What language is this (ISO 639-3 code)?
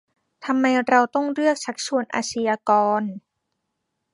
tha